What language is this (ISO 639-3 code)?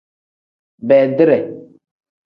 kdh